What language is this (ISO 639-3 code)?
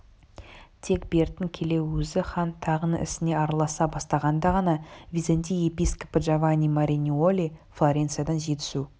kaz